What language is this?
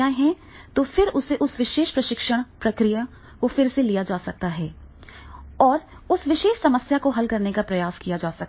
Hindi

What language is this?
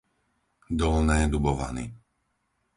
Slovak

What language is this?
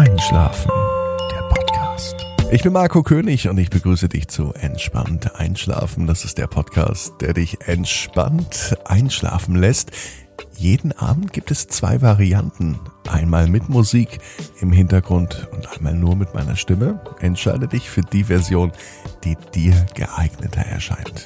German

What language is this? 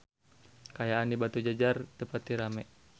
Sundanese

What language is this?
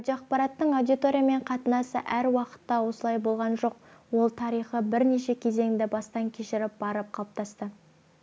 Kazakh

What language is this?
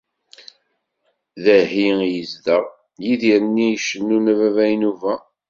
Kabyle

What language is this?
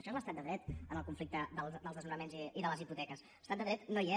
Catalan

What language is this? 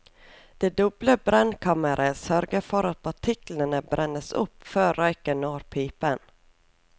Norwegian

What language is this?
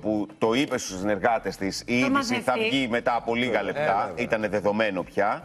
Greek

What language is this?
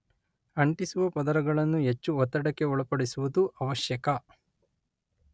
Kannada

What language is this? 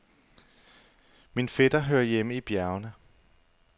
Danish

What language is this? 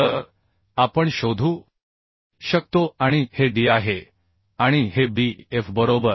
Marathi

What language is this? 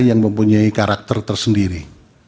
Indonesian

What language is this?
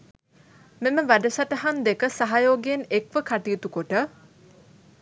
Sinhala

